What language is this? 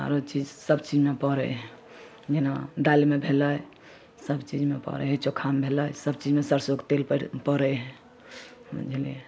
Maithili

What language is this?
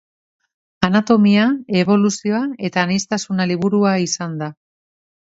Basque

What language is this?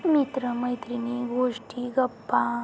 Marathi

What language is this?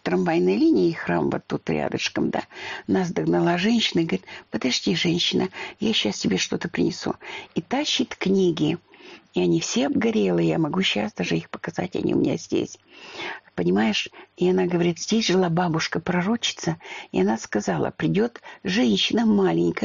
Russian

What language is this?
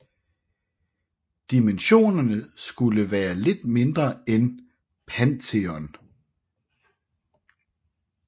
Danish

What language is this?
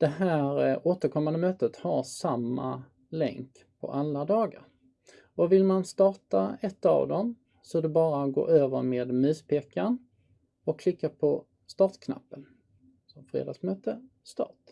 Swedish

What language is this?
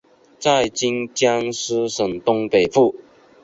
Chinese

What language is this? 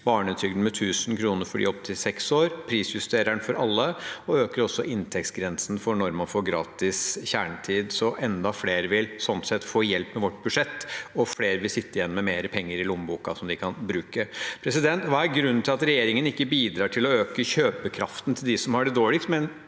Norwegian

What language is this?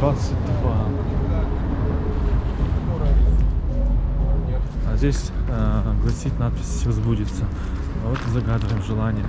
Russian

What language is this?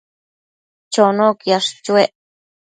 Matsés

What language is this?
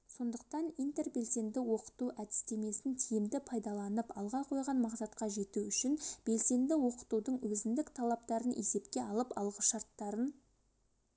Kazakh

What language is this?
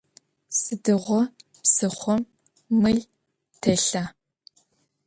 Adyghe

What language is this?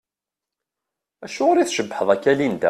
Kabyle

